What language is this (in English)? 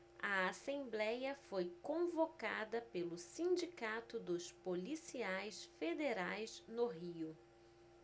Portuguese